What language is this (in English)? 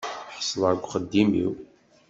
Kabyle